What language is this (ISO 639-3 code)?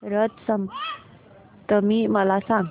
mar